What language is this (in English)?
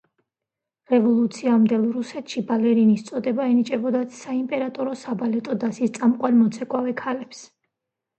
Georgian